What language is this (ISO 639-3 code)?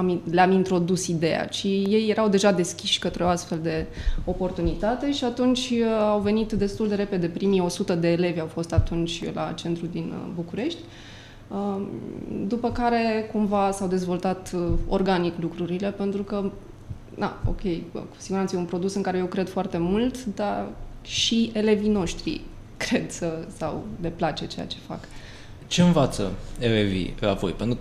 ron